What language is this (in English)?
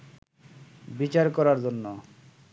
Bangla